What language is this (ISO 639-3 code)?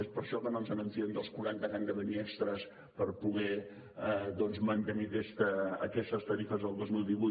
cat